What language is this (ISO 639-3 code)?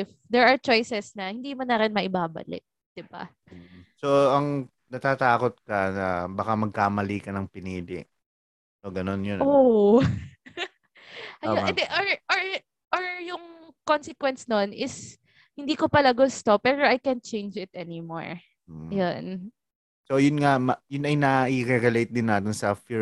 fil